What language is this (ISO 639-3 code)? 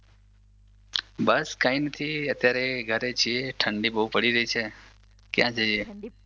guj